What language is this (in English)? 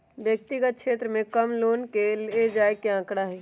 Magahi